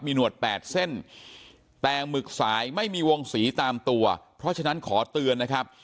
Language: Thai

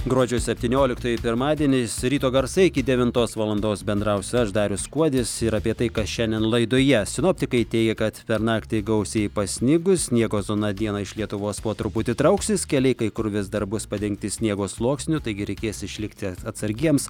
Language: Lithuanian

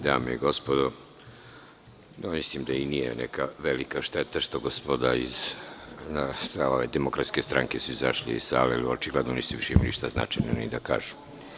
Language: Serbian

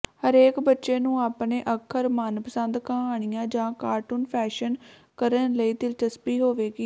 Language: Punjabi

